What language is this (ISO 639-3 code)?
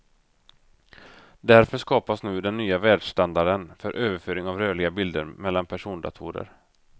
swe